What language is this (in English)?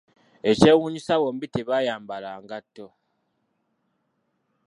Ganda